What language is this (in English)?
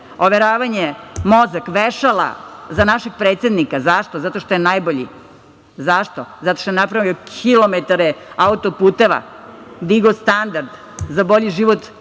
Serbian